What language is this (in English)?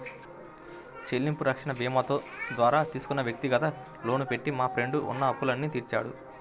Telugu